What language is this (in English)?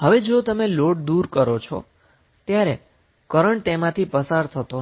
Gujarati